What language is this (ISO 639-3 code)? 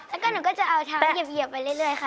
tha